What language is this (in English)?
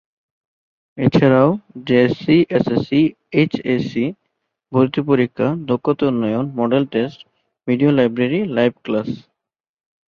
Bangla